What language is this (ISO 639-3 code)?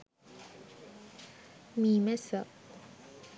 sin